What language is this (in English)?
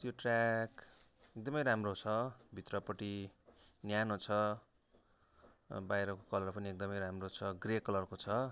Nepali